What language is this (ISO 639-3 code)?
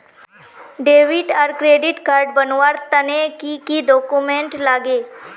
mag